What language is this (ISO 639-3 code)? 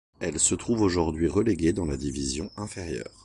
fra